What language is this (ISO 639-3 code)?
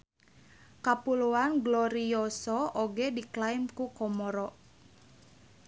sun